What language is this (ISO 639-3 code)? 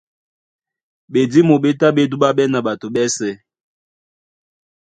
dua